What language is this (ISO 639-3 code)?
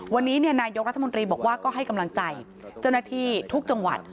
tha